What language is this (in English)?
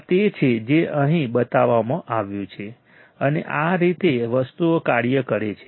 Gujarati